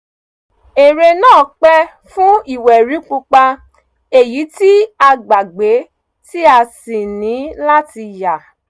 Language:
Yoruba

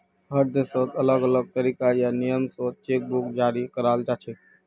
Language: Magahi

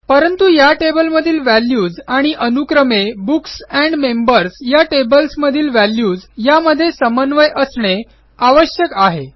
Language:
Marathi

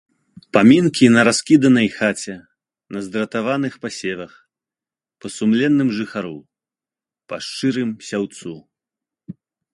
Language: Belarusian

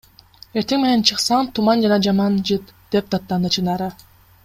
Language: Kyrgyz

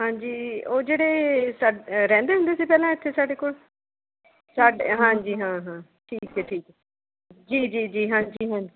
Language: Punjabi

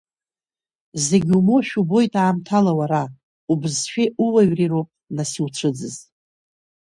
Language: Abkhazian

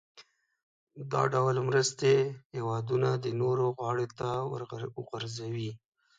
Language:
Pashto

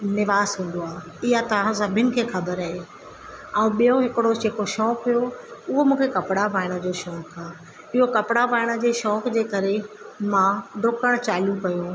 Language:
Sindhi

